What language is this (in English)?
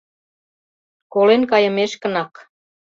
Mari